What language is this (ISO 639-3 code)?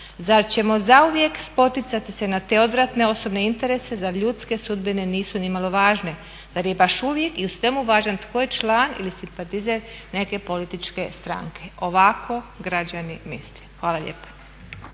hrv